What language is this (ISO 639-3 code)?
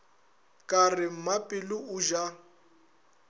nso